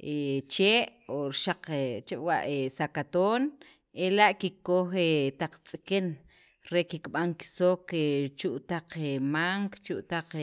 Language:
Sacapulteco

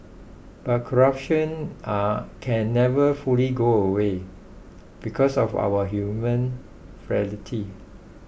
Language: English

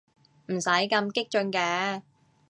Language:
Cantonese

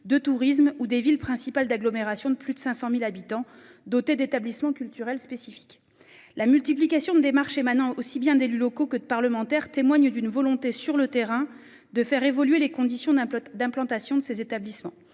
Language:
French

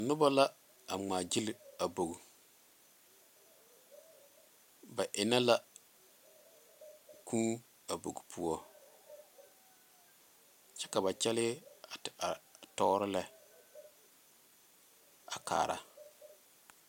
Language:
Southern Dagaare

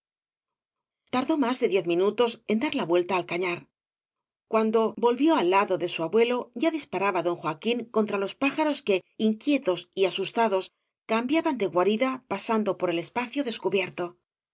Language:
Spanish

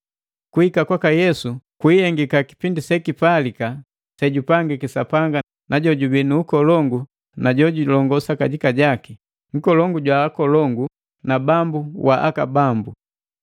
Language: Matengo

